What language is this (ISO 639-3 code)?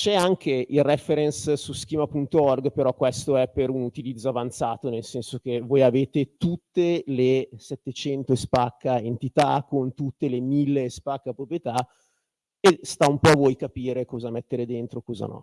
ita